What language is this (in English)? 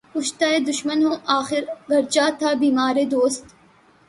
Urdu